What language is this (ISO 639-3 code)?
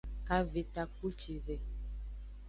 ajg